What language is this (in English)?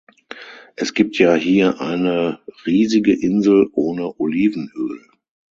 German